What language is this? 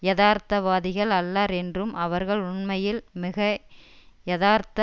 Tamil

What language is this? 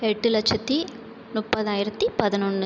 Tamil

